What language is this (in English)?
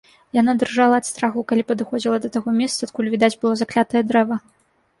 Belarusian